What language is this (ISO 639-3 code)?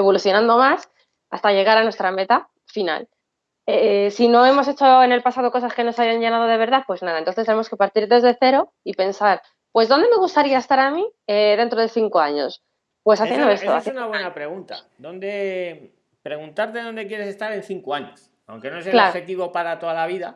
spa